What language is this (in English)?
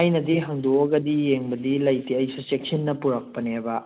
Manipuri